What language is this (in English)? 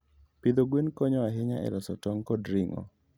Luo (Kenya and Tanzania)